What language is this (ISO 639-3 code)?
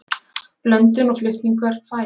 isl